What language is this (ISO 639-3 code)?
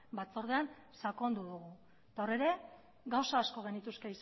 eus